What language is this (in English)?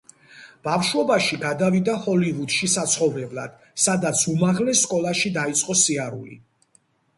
Georgian